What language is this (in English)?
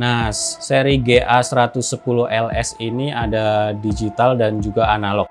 Indonesian